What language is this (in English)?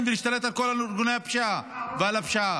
Hebrew